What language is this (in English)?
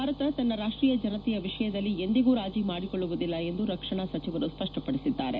Kannada